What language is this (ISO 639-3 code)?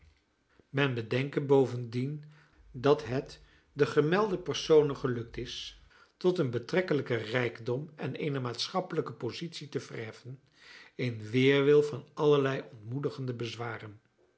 nld